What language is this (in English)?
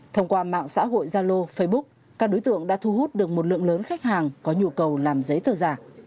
Vietnamese